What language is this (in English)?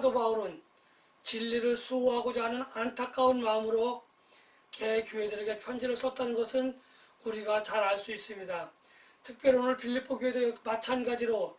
Korean